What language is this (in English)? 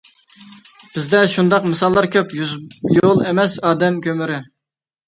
Uyghur